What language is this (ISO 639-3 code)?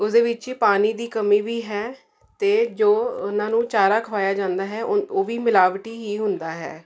pan